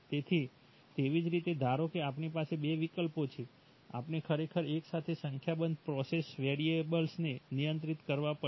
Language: Gujarati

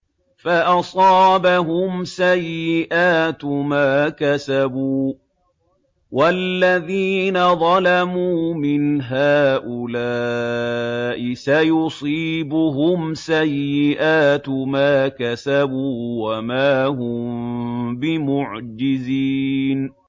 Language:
Arabic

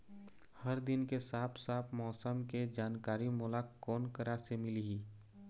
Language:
Chhattisgarhi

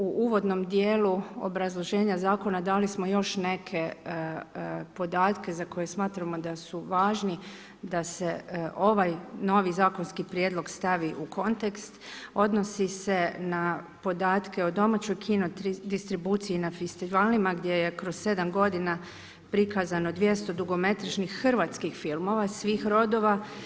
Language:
Croatian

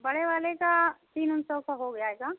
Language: Hindi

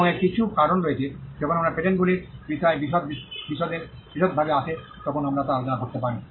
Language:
Bangla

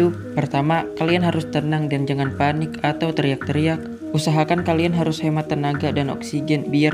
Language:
Indonesian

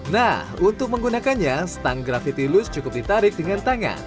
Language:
Indonesian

